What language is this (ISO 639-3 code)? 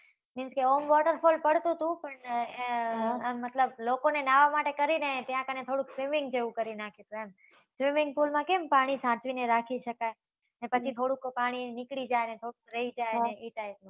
guj